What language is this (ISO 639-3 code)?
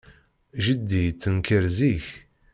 kab